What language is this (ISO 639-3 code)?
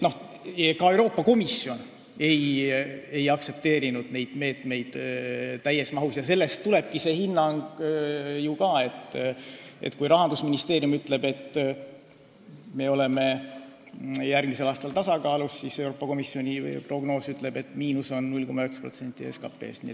est